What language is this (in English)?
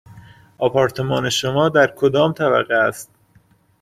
Persian